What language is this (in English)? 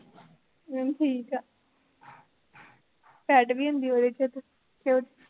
Punjabi